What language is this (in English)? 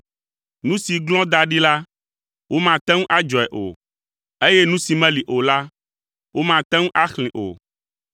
Ewe